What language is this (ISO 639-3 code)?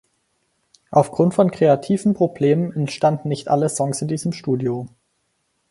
deu